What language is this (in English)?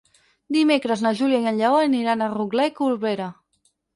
Catalan